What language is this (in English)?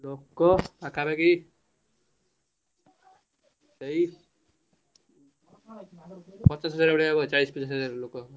Odia